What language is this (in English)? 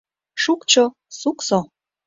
Mari